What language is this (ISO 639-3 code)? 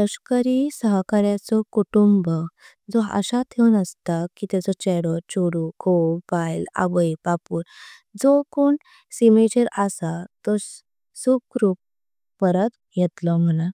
kok